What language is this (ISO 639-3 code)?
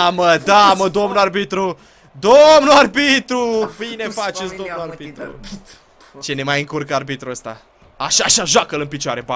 ron